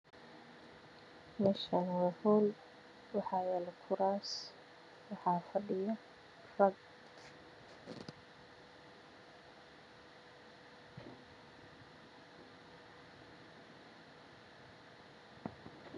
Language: Somali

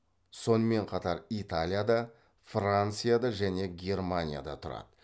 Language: Kazakh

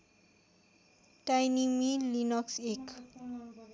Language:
Nepali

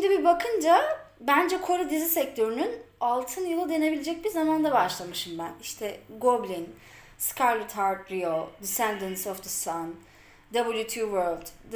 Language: Turkish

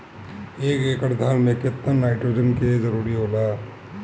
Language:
Bhojpuri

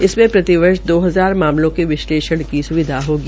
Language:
Hindi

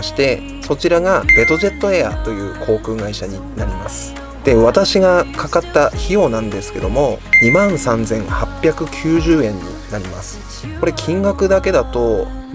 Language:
Japanese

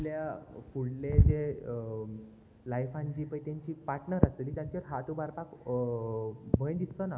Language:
Konkani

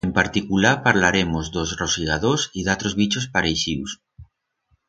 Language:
Aragonese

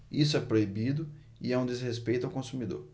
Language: Portuguese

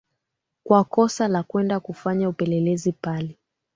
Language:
Swahili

